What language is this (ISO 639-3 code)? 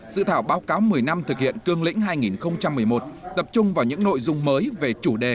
vie